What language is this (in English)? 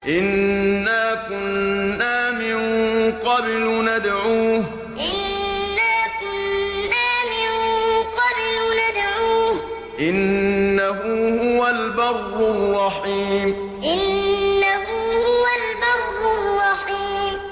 Arabic